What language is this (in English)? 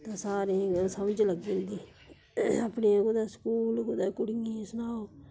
Dogri